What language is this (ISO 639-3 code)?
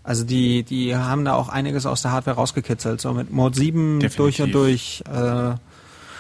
deu